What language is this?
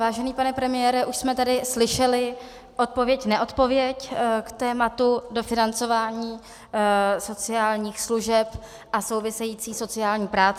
Czech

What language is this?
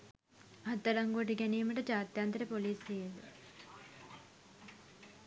Sinhala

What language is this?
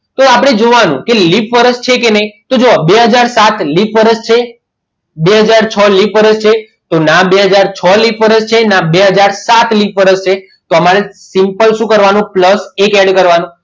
Gujarati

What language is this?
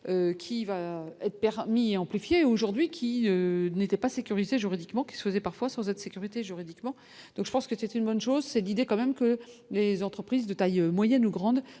French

